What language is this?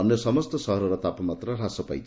Odia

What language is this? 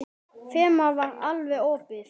Icelandic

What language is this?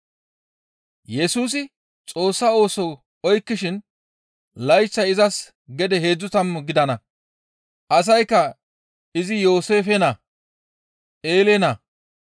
Gamo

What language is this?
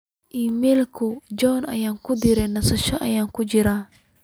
Somali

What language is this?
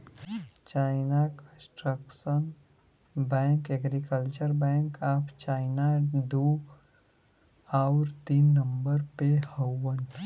Bhojpuri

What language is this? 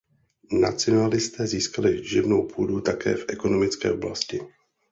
Czech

